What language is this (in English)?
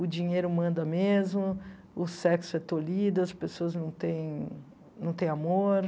Portuguese